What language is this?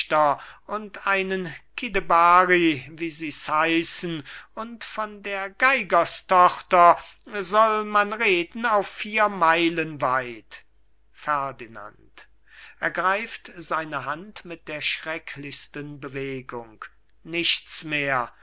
German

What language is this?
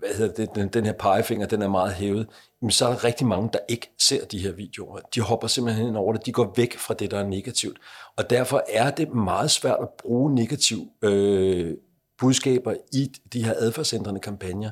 Danish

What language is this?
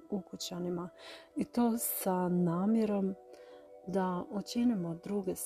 Croatian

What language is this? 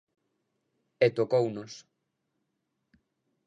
Galician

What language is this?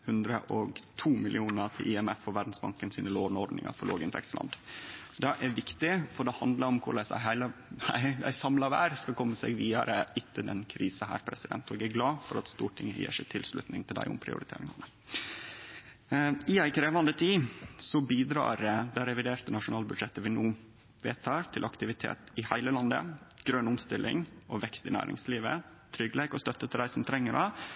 Norwegian Nynorsk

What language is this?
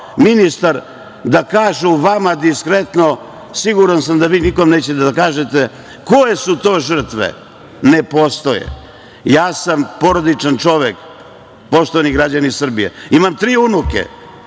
Serbian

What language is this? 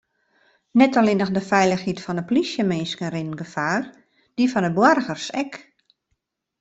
Western Frisian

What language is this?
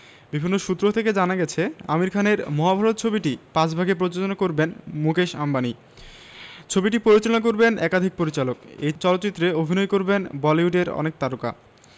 Bangla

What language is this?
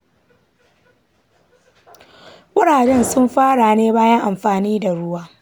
Hausa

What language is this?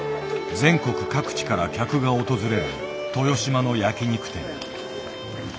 Japanese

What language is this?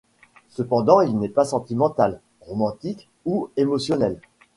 French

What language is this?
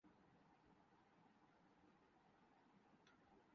Urdu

